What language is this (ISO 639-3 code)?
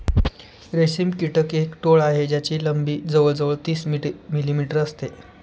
mar